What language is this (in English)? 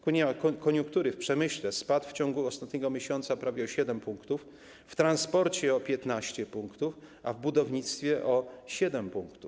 Polish